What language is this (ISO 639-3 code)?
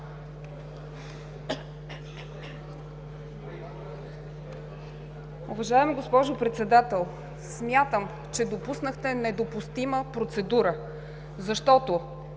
bul